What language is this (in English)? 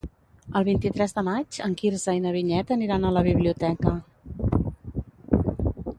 Catalan